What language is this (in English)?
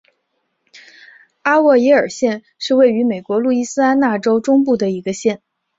Chinese